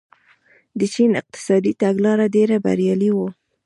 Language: Pashto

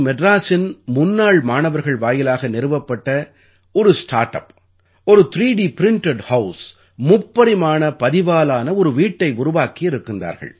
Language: Tamil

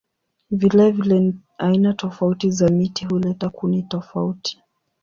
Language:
Swahili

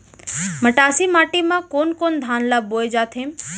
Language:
Chhattisgarhi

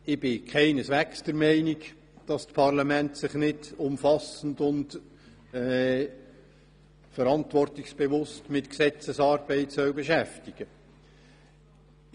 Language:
Swiss German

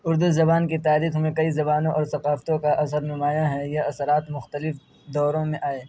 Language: Urdu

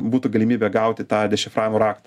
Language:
Lithuanian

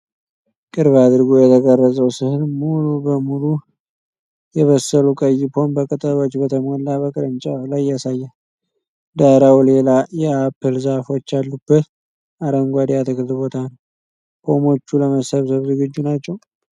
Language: Amharic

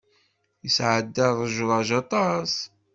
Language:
Kabyle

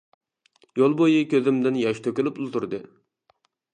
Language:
Uyghur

